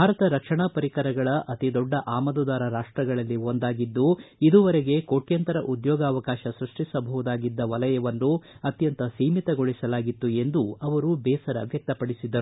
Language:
Kannada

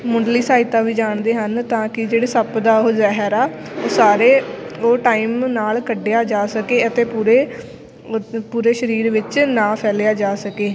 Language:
Punjabi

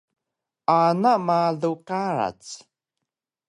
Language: Taroko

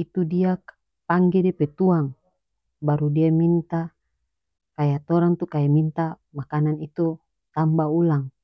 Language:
North Moluccan Malay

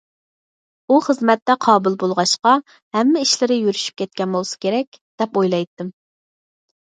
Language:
Uyghur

